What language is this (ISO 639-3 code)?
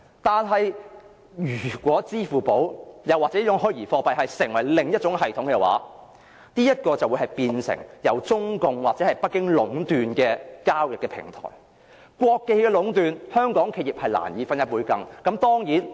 yue